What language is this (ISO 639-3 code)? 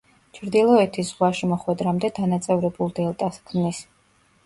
kat